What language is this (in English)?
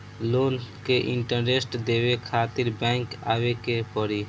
Bhojpuri